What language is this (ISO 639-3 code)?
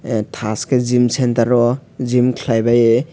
trp